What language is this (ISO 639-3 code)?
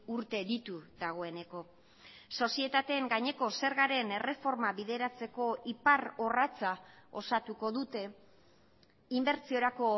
eus